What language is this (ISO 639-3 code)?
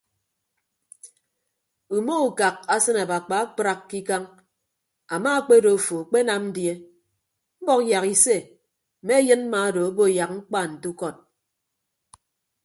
ibb